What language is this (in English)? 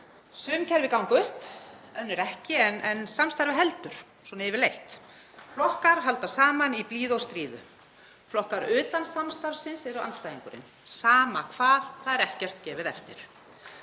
Icelandic